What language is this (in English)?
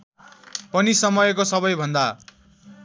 Nepali